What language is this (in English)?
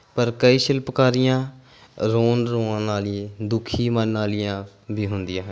Punjabi